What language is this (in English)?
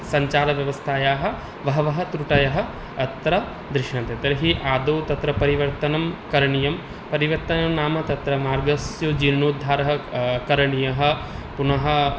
Sanskrit